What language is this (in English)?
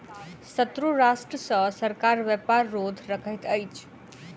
Maithili